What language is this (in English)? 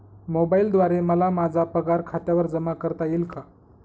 Marathi